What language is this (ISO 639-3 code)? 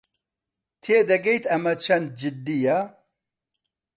ckb